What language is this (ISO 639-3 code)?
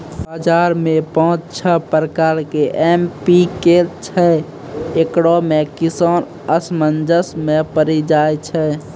mai